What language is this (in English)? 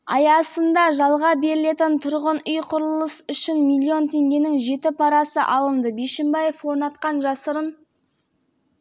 Kazakh